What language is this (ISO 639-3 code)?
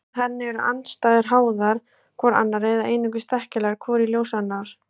isl